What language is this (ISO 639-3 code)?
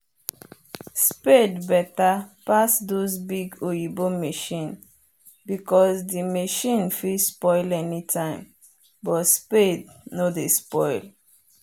pcm